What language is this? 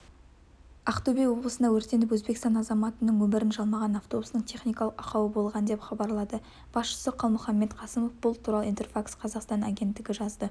Kazakh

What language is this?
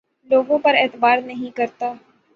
Urdu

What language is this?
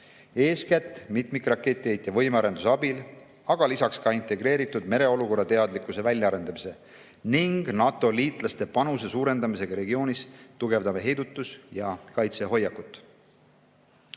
Estonian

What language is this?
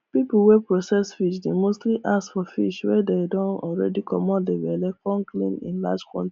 Nigerian Pidgin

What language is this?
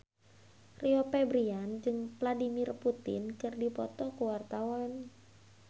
Sundanese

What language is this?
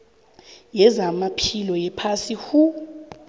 South Ndebele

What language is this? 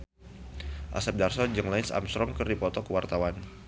Sundanese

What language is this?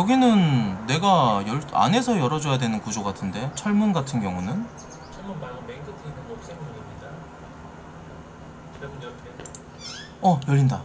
Korean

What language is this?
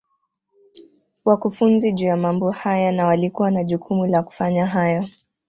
Swahili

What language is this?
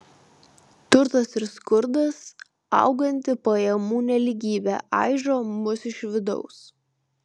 Lithuanian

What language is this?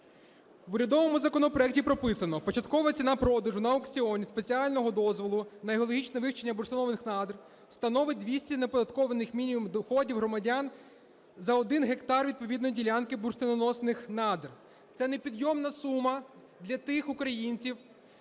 Ukrainian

